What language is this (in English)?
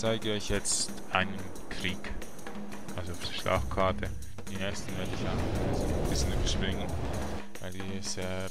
German